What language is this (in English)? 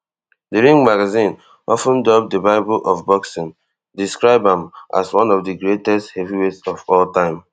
Nigerian Pidgin